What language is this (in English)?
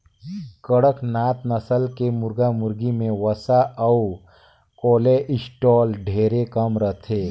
Chhattisgarhi